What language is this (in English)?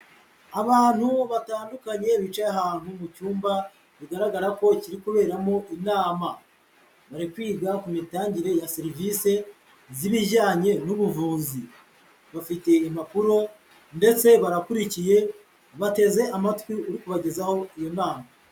Kinyarwanda